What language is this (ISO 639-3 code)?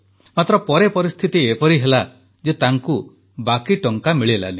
ori